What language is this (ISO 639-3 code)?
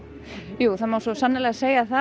isl